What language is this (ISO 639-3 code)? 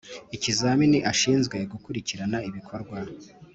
kin